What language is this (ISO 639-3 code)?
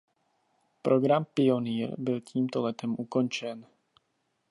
ces